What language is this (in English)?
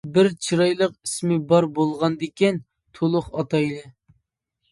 Uyghur